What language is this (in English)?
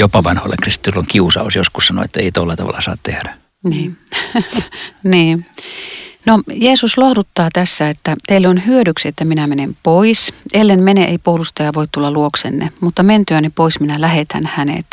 Finnish